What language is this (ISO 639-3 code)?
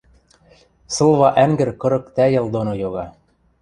mrj